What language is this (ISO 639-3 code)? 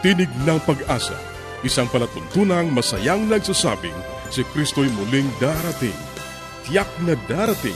fil